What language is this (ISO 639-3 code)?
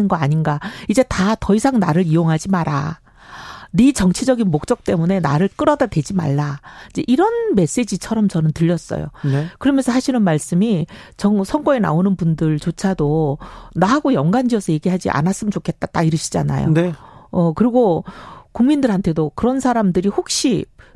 kor